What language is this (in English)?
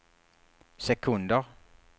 Swedish